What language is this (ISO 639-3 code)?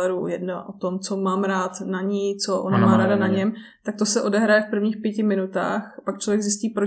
ces